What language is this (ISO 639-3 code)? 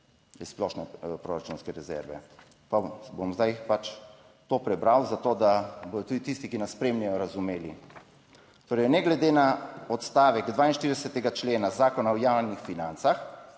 slv